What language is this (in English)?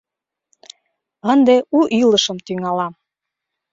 Mari